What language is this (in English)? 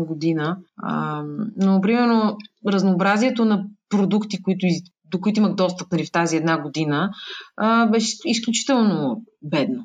Bulgarian